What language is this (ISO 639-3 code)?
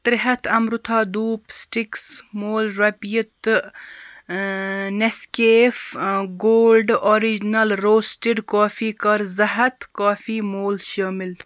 kas